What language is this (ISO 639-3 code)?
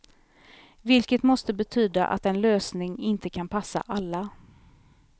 swe